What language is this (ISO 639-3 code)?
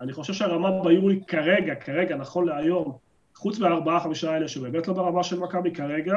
heb